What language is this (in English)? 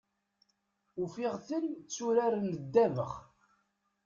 Kabyle